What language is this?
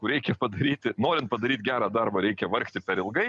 Lithuanian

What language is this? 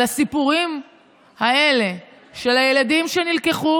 Hebrew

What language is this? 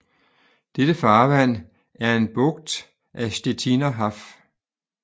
Danish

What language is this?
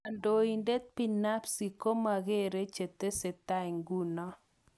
Kalenjin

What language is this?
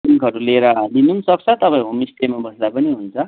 Nepali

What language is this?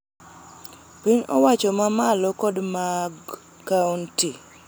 Luo (Kenya and Tanzania)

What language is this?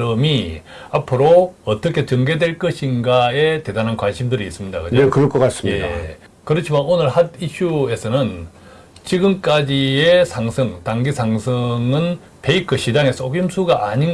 Korean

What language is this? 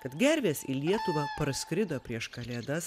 Lithuanian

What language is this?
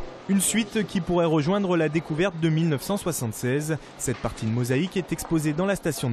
French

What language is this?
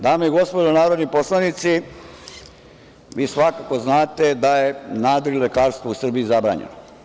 Serbian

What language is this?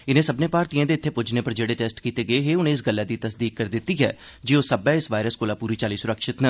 Dogri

